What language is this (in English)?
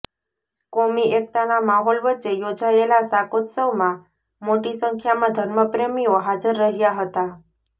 Gujarati